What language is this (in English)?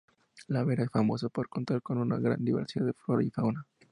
Spanish